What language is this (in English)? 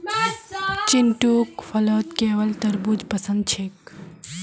Magahi